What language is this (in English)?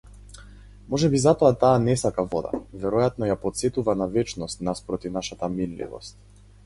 Macedonian